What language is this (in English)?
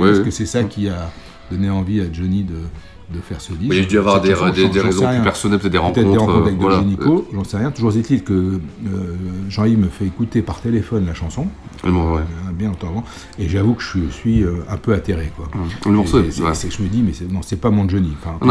French